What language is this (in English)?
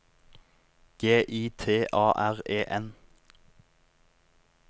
Norwegian